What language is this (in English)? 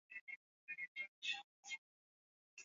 Swahili